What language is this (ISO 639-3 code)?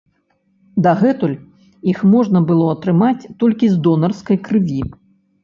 bel